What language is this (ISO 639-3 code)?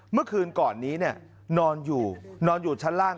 tha